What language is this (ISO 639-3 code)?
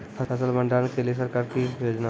mai